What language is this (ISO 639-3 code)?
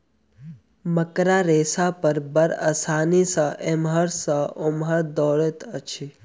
mai